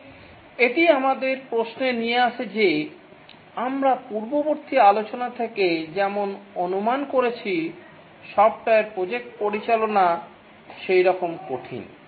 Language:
Bangla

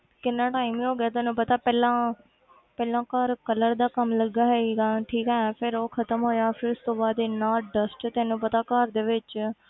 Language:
Punjabi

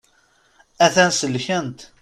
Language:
Kabyle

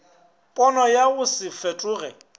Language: Northern Sotho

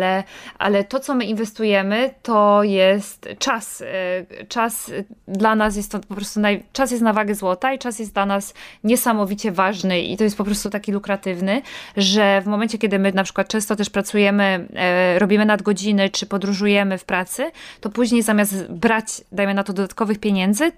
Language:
Polish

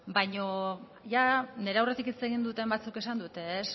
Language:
Basque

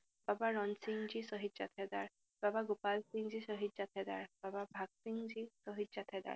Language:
Assamese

